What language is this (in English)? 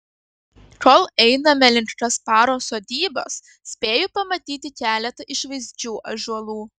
Lithuanian